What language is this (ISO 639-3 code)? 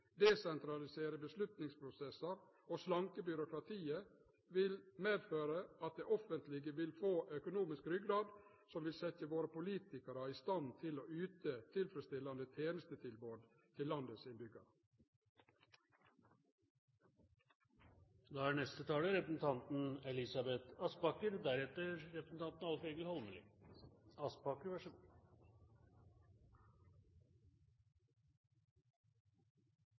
nno